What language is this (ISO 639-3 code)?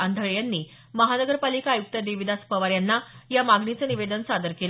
mar